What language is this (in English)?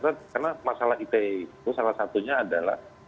Indonesian